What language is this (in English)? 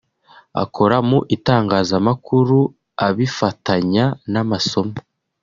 Kinyarwanda